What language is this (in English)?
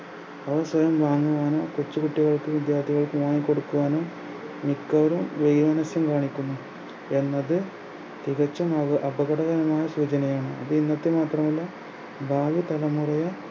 Malayalam